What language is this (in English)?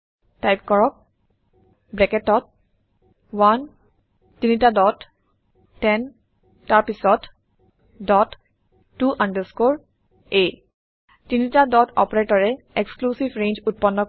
Assamese